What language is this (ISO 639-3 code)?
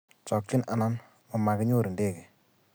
kln